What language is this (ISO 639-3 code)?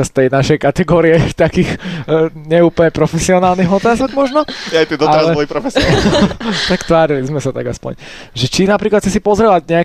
slk